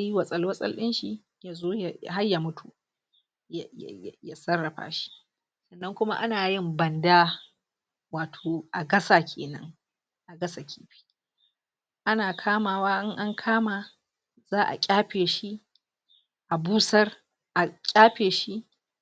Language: Hausa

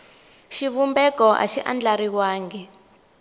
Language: Tsonga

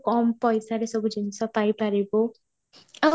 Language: Odia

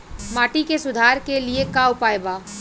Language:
Bhojpuri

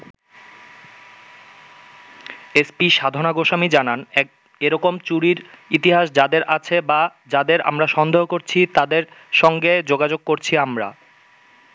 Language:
Bangla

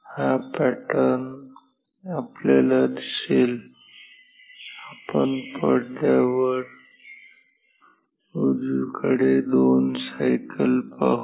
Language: Marathi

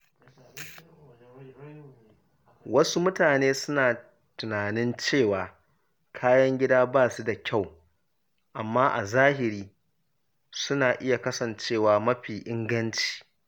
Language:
Hausa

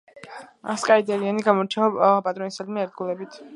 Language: Georgian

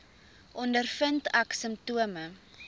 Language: Afrikaans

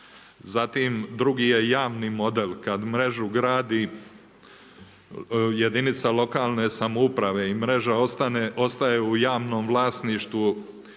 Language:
Croatian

